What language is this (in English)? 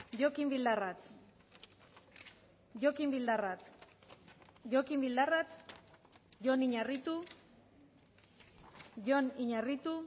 Basque